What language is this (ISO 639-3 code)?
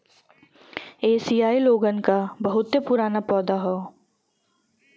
bho